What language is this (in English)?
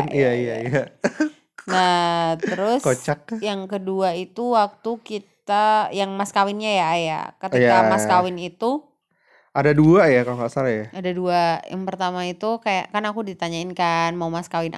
Indonesian